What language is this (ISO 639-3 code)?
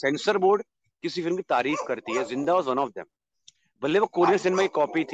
hin